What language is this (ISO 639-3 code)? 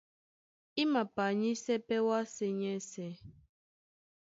dua